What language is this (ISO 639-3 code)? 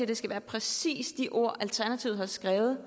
dan